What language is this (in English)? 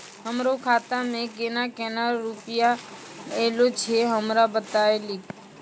Maithili